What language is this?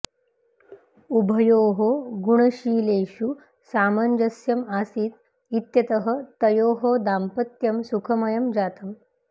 Sanskrit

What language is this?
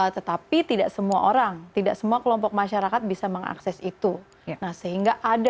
Indonesian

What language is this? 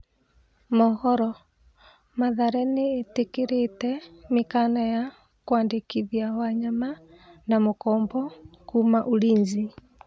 Kikuyu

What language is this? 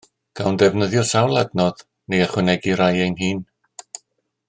Welsh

